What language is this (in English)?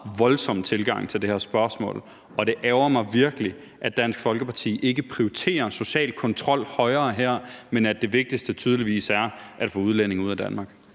Danish